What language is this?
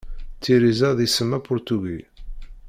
Kabyle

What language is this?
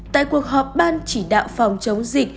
Vietnamese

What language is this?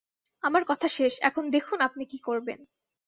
Bangla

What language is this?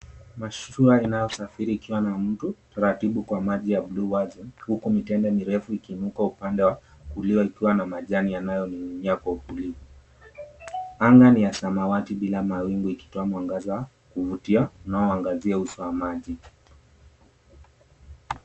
Swahili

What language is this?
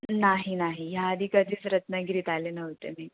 Marathi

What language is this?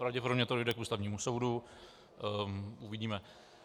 Czech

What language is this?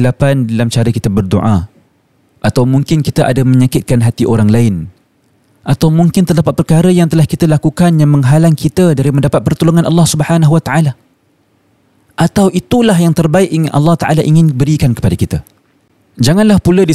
Malay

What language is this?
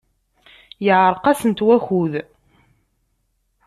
Kabyle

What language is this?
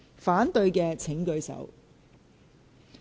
Cantonese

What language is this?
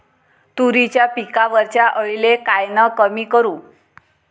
Marathi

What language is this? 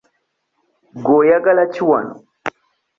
Ganda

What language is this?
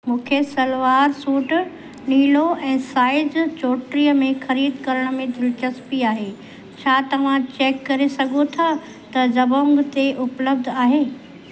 Sindhi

